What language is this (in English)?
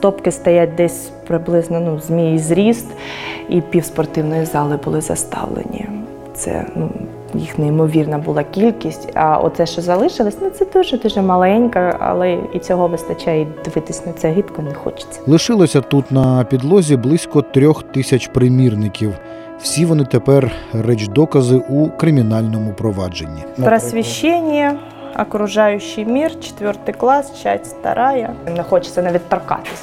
Ukrainian